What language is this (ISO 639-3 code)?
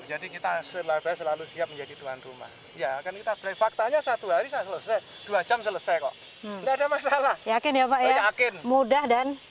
ind